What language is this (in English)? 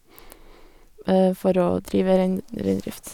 Norwegian